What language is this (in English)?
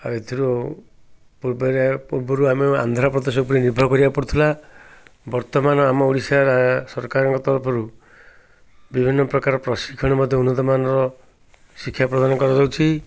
Odia